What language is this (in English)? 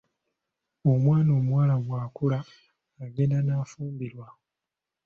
Ganda